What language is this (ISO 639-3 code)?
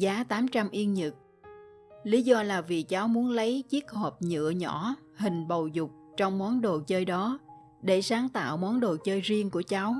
vie